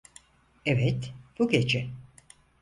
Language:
Turkish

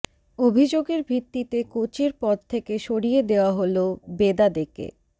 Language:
Bangla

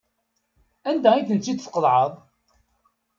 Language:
Kabyle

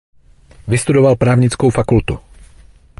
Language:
Czech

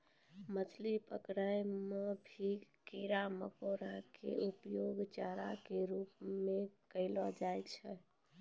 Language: Maithili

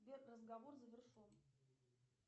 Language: Russian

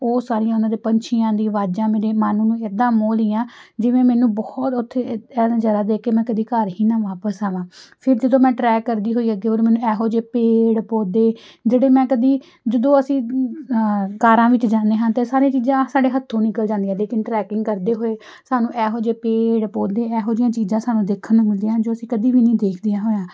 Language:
Punjabi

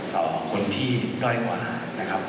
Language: Thai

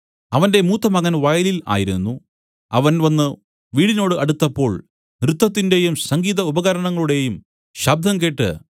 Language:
Malayalam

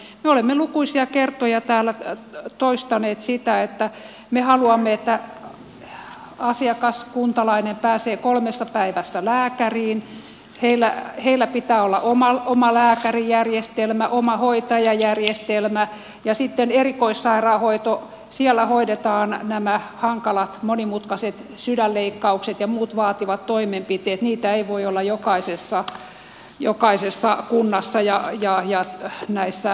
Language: Finnish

